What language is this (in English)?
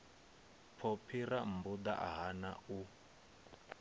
Venda